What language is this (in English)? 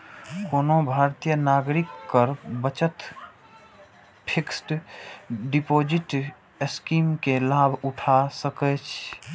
Maithili